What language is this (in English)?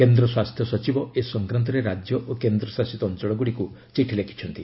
Odia